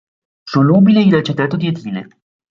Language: Italian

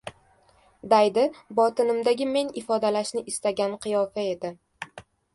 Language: Uzbek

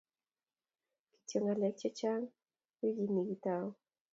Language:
Kalenjin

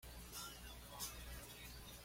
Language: Spanish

